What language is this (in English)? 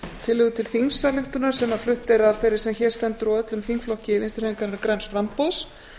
Icelandic